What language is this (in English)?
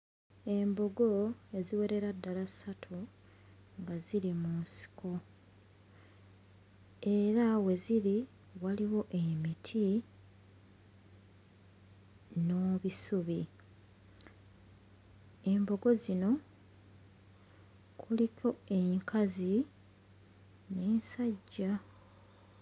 Ganda